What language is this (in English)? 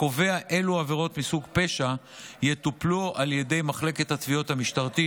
Hebrew